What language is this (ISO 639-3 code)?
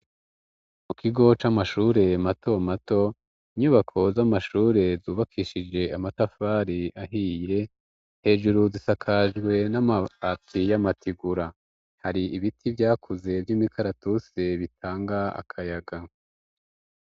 run